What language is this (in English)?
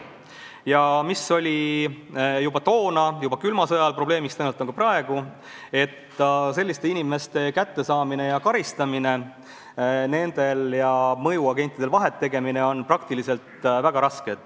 Estonian